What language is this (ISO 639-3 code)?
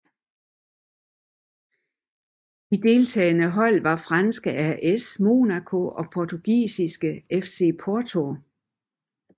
dan